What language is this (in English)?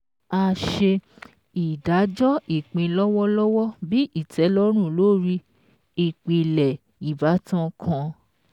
Yoruba